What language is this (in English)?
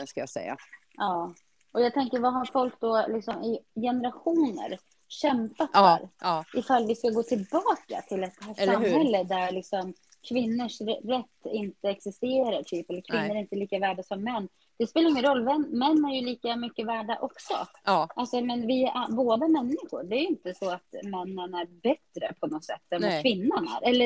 Swedish